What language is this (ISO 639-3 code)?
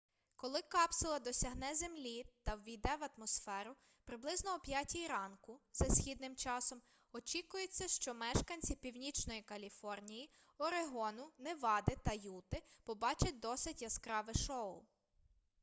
ukr